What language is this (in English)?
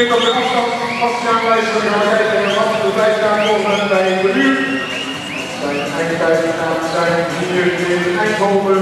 Dutch